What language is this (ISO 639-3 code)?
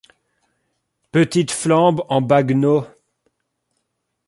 fra